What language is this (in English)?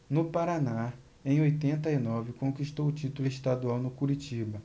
Portuguese